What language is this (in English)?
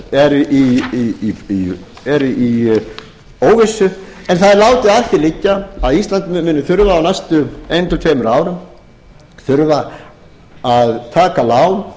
Icelandic